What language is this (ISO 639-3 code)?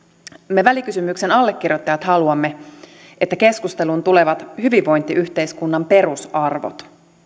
fin